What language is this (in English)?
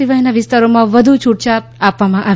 Gujarati